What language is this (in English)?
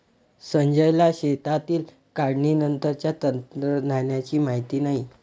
Marathi